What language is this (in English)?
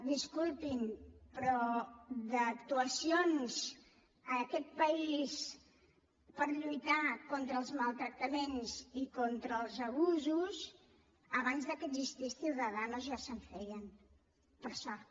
Catalan